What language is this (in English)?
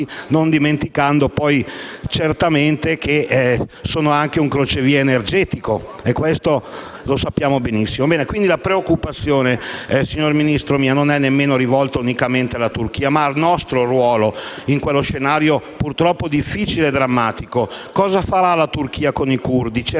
Italian